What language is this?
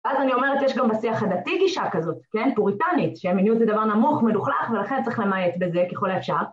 Hebrew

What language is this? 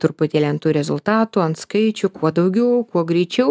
Lithuanian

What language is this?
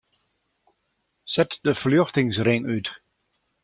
Western Frisian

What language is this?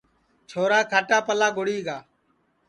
Sansi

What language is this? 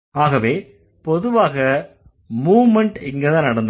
Tamil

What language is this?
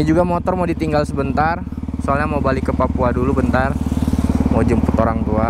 Indonesian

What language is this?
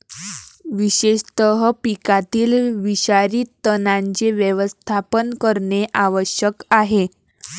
Marathi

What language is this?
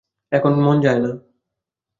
Bangla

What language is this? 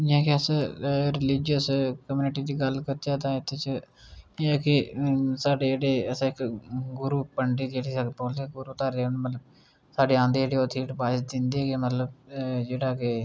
Dogri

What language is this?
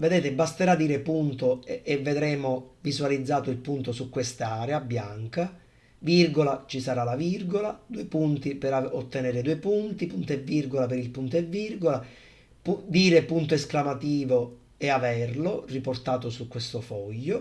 Italian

